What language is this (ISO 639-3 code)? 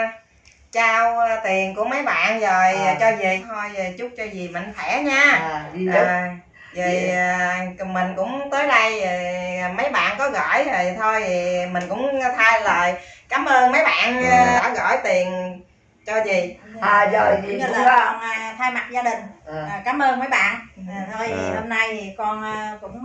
vie